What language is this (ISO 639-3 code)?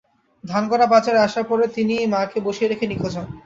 ben